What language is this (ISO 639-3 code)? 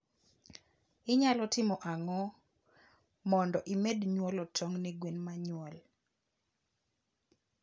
luo